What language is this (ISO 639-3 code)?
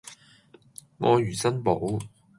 yue